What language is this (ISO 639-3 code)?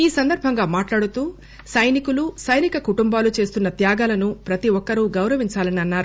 tel